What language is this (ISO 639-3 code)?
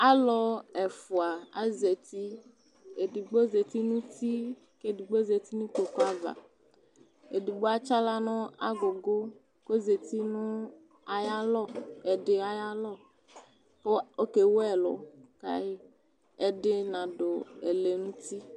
kpo